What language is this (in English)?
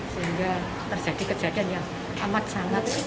Indonesian